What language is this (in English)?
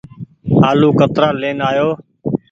Goaria